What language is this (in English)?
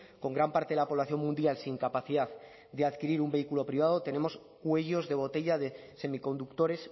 Spanish